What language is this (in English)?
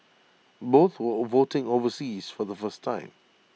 English